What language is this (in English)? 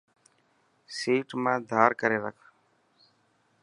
Dhatki